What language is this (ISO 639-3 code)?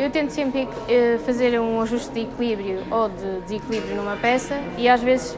por